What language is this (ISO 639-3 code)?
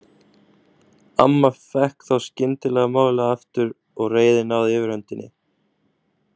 isl